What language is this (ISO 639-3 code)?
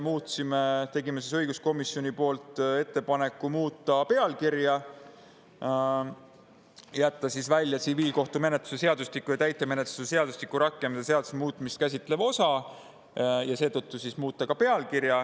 est